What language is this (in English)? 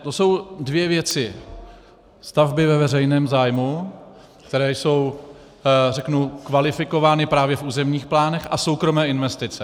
Czech